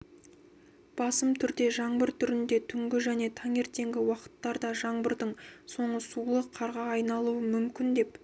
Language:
Kazakh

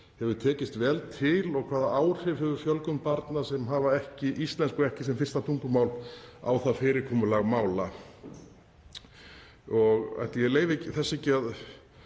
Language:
Icelandic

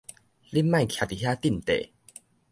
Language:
Min Nan Chinese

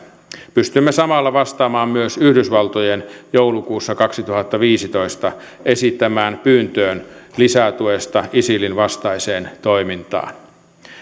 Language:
Finnish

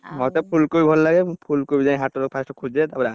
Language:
Odia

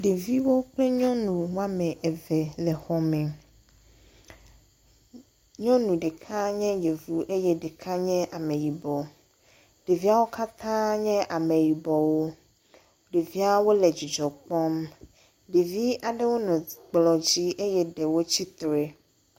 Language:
Ewe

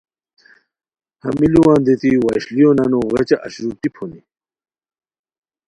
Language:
Khowar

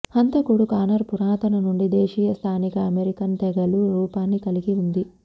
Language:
Telugu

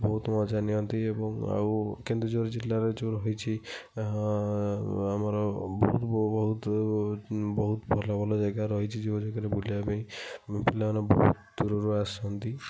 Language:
Odia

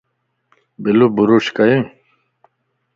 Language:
Lasi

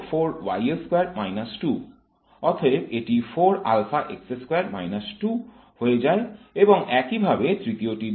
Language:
Bangla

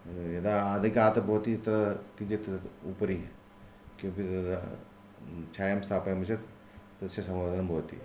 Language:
Sanskrit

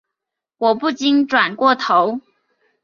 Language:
Chinese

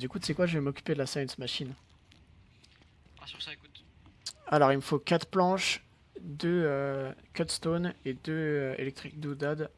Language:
French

